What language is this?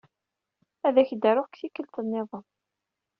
Kabyle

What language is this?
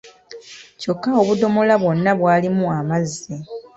Ganda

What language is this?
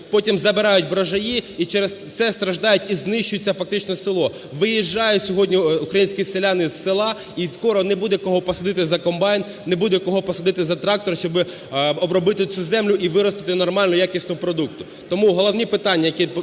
Ukrainian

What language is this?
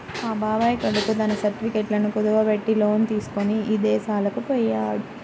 Telugu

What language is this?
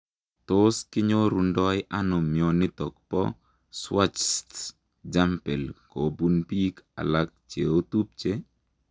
Kalenjin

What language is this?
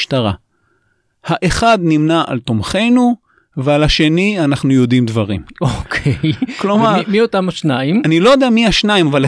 Hebrew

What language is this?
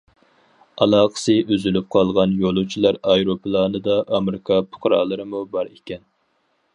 Uyghur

